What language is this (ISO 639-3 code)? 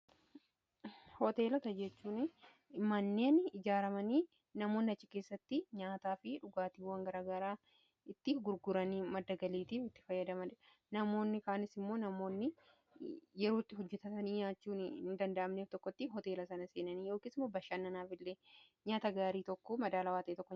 orm